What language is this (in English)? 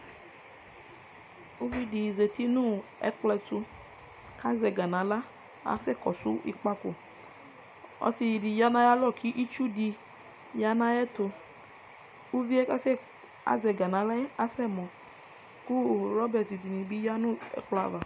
Ikposo